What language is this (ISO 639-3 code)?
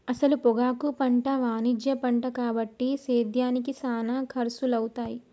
tel